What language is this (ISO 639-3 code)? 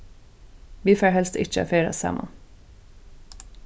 fao